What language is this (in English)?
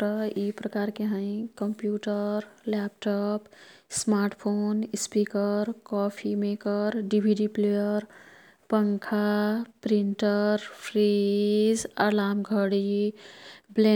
Kathoriya Tharu